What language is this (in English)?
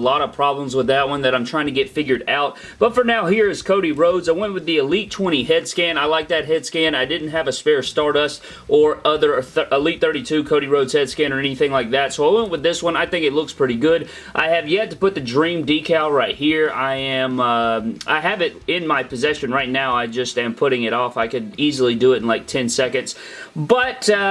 English